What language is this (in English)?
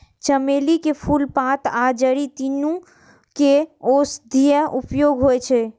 Maithili